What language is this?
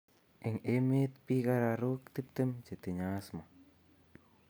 Kalenjin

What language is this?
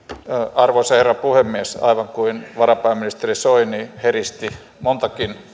Finnish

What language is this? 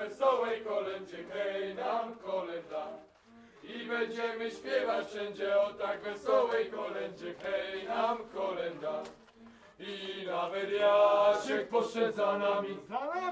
Polish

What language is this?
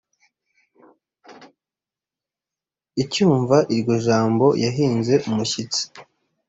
Kinyarwanda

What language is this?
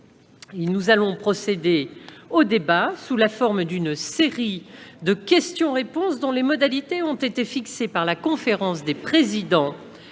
French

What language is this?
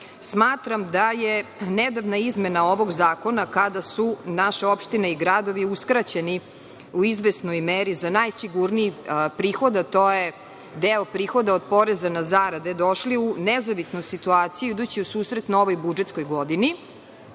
Serbian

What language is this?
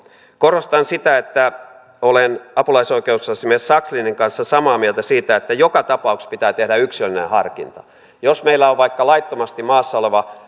Finnish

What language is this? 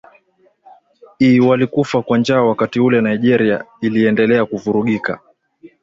Swahili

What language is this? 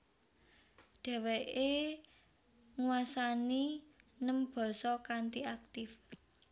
Javanese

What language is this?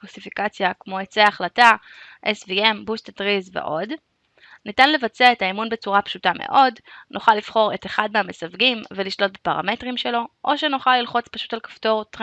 Hebrew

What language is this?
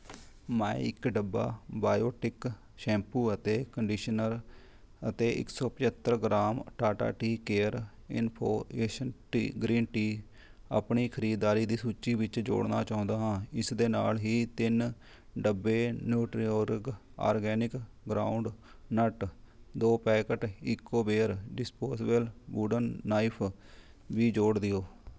Punjabi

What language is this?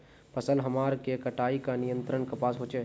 Magahi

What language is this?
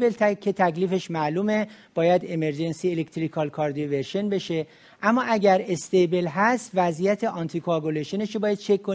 Persian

